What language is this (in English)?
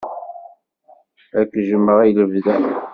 Kabyle